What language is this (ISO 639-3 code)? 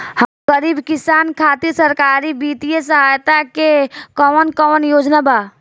bho